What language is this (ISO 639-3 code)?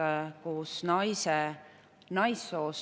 est